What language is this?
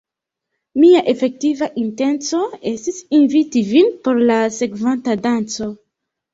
Esperanto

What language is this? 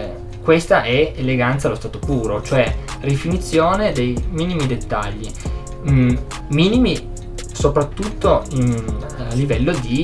Italian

